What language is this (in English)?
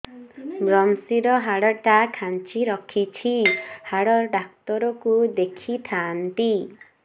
Odia